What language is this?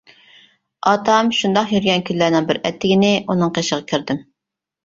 Uyghur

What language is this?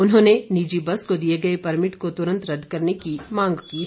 Hindi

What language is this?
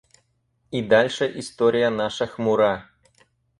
Russian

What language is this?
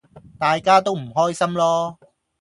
Cantonese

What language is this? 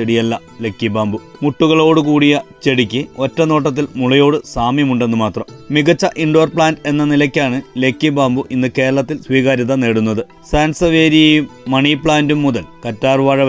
Malayalam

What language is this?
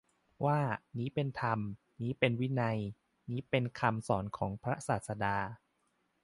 Thai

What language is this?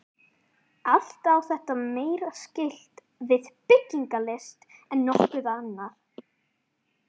Icelandic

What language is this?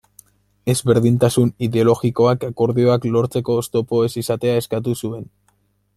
Basque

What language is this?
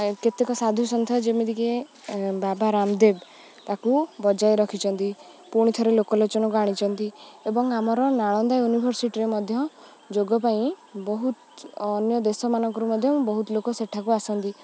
Odia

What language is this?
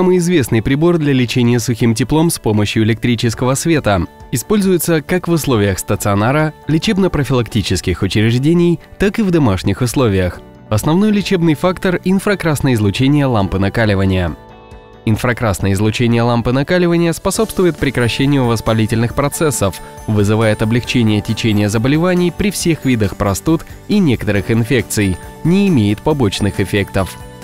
Russian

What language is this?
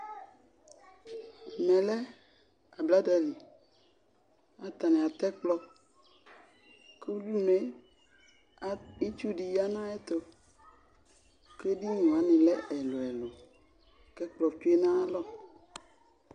Ikposo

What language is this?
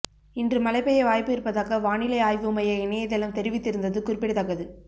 Tamil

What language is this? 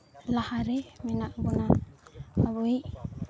Santali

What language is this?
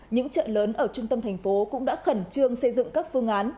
Vietnamese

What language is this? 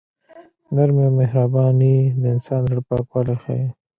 Pashto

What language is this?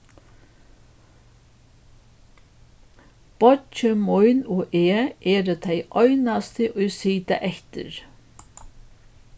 Faroese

